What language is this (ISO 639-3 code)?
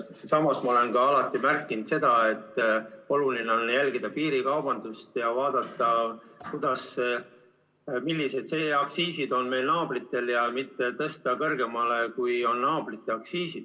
est